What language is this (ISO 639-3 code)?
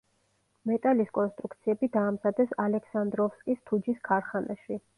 kat